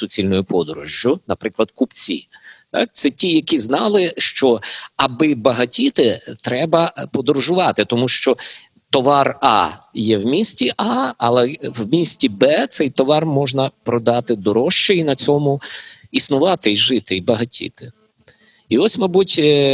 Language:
Ukrainian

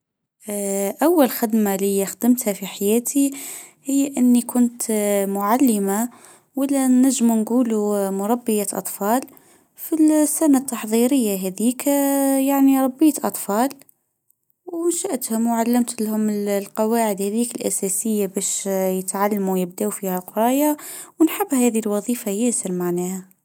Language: Tunisian Arabic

